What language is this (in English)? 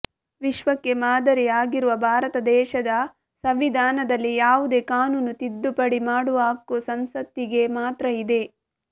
Kannada